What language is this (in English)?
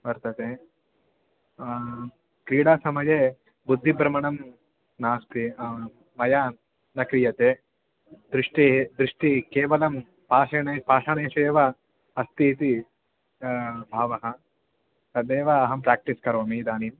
Sanskrit